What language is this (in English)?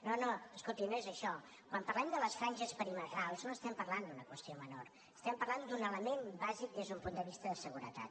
Catalan